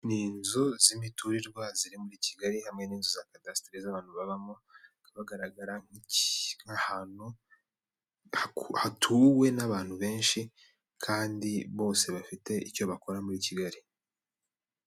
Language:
Kinyarwanda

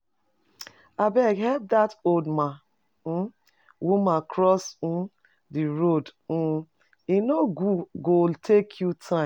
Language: Nigerian Pidgin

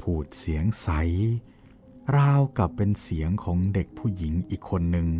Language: Thai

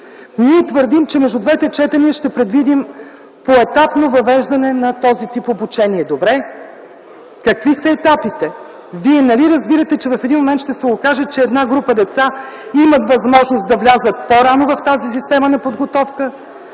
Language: Bulgarian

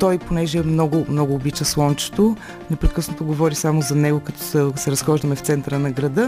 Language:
Bulgarian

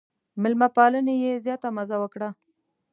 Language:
Pashto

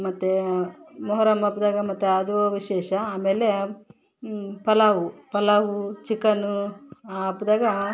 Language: Kannada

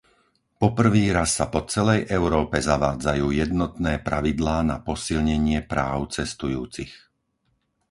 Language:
Slovak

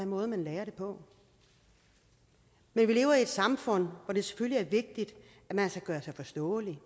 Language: Danish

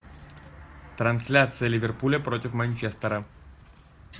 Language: Russian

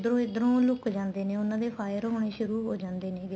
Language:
Punjabi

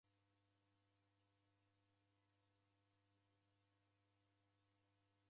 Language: Taita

